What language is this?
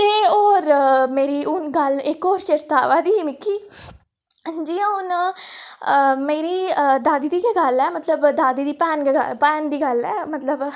Dogri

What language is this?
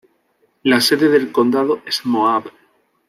Spanish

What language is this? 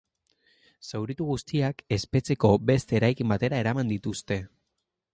Basque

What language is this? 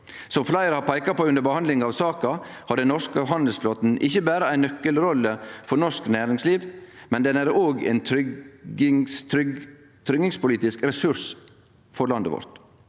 Norwegian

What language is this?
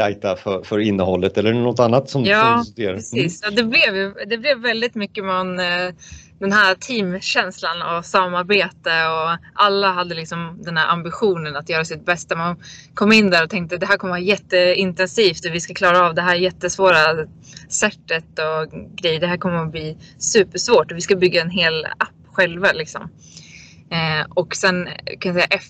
Swedish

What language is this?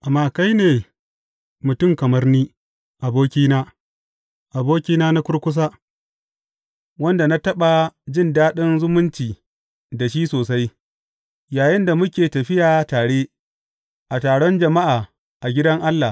Hausa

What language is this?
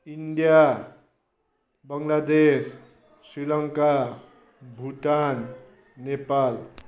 Nepali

